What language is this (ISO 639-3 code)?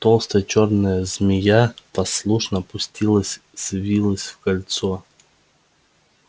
rus